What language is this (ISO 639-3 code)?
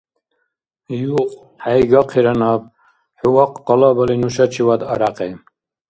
dar